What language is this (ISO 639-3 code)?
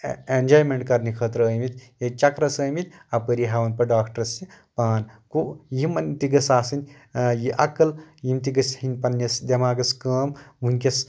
kas